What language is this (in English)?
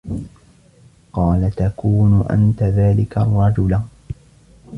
Arabic